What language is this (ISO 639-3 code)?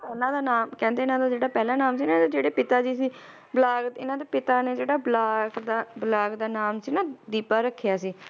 pan